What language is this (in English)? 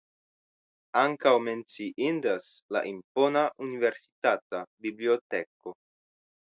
Esperanto